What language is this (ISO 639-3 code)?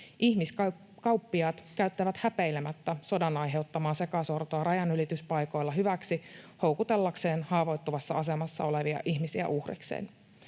fin